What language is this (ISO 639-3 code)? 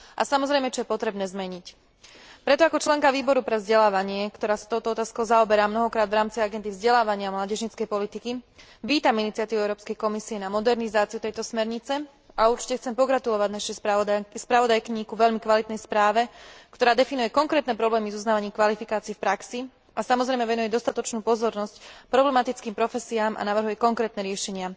slk